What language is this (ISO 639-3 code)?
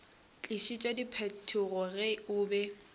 nso